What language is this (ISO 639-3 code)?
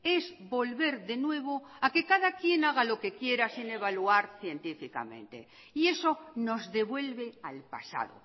spa